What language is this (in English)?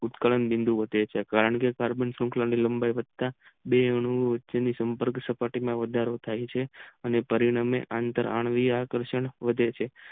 Gujarati